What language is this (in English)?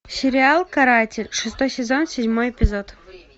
Russian